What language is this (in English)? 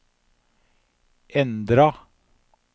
Norwegian